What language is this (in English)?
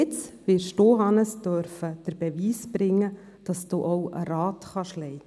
Swiss German